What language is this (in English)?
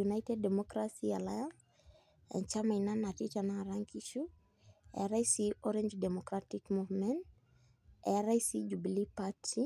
Masai